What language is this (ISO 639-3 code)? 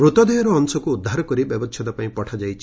ori